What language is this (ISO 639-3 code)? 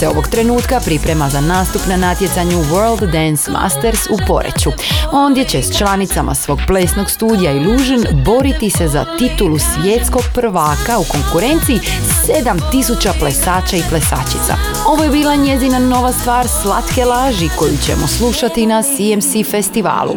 hrv